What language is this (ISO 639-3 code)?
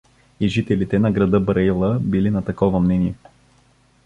bul